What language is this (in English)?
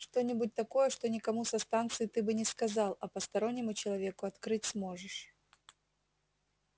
Russian